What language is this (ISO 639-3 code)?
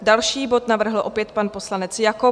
ces